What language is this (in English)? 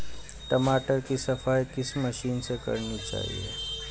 Hindi